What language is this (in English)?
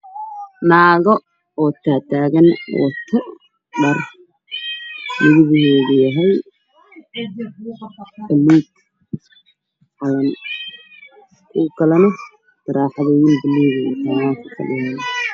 Somali